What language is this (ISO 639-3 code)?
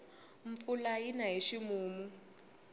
tso